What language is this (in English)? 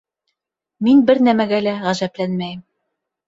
Bashkir